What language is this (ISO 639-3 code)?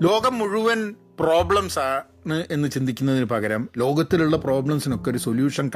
mal